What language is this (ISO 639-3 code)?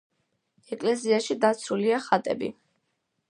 kat